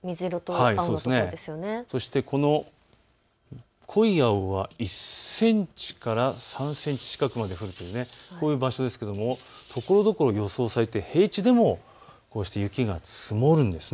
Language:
Japanese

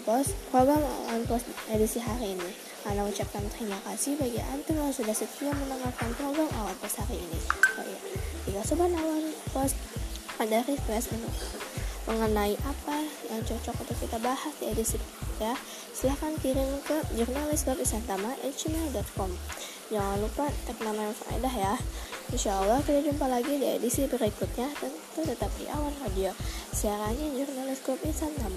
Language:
Indonesian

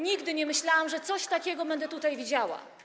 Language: Polish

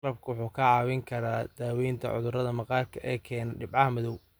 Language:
Somali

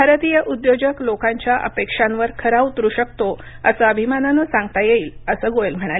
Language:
Marathi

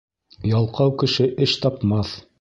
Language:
Bashkir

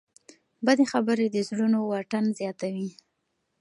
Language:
Pashto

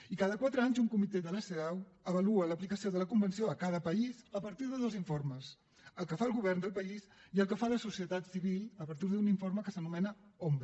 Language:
Catalan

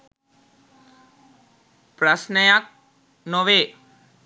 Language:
Sinhala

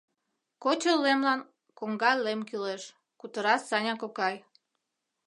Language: Mari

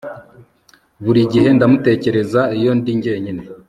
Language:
Kinyarwanda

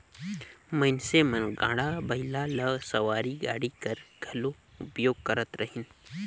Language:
Chhattisgarhi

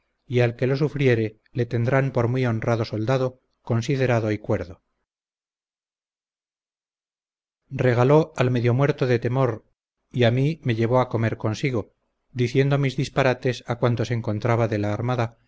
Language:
Spanish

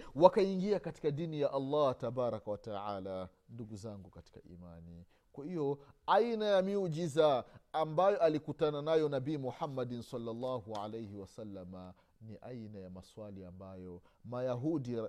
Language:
Swahili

